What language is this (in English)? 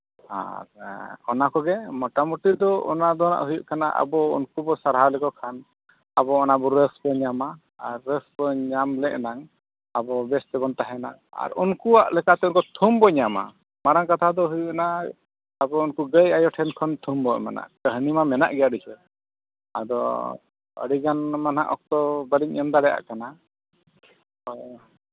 Santali